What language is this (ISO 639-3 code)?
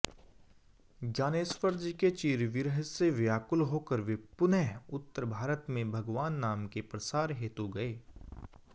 hin